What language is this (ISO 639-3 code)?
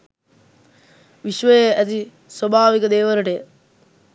sin